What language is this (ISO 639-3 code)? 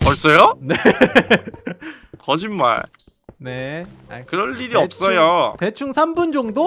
kor